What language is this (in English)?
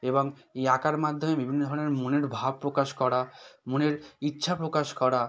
Bangla